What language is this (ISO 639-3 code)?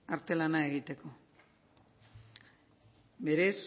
eus